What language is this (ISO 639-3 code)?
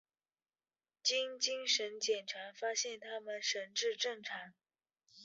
zho